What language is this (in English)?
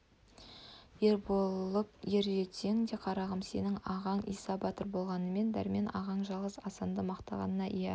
Kazakh